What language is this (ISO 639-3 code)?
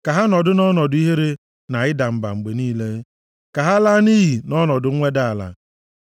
ibo